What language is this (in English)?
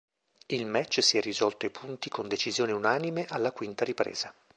Italian